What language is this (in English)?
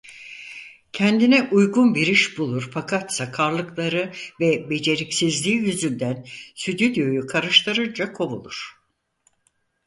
Turkish